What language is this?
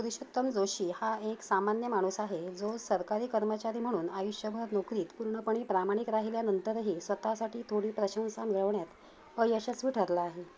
Marathi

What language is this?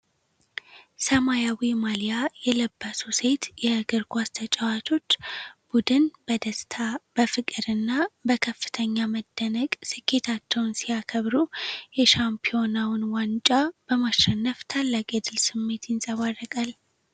Amharic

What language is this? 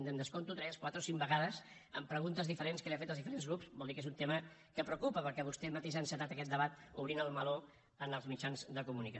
Catalan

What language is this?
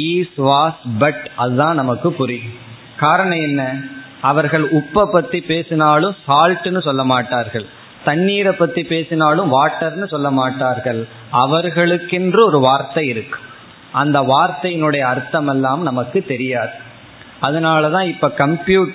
Tamil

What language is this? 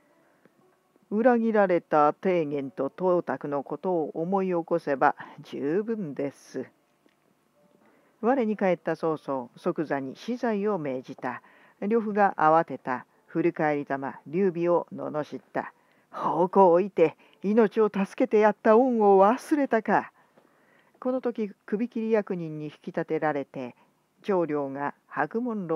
Japanese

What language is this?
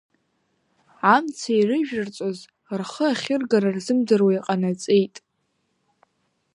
Abkhazian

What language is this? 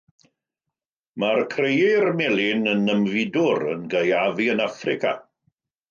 Welsh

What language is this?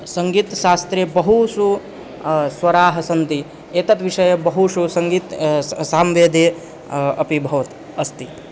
Sanskrit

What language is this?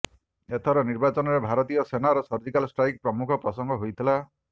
Odia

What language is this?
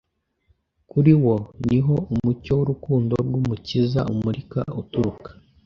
Kinyarwanda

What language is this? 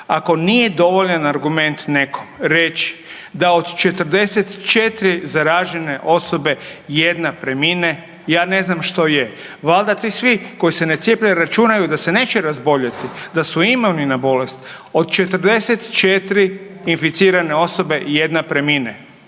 Croatian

